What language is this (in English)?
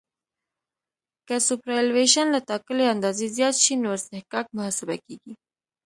Pashto